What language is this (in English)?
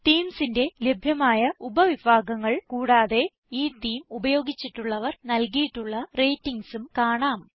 Malayalam